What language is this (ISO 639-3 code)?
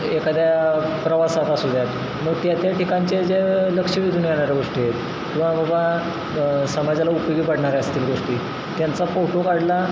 mar